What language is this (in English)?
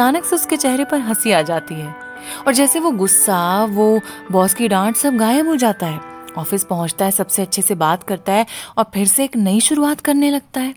Hindi